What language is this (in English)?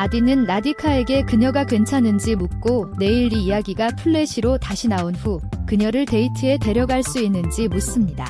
Korean